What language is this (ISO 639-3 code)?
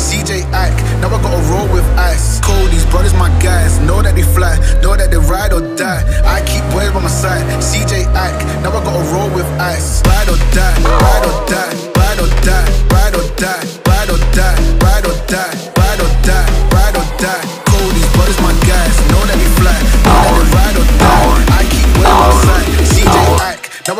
eng